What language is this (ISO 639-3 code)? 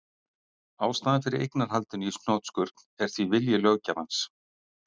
isl